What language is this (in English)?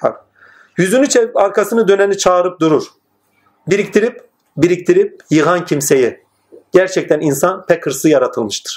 Turkish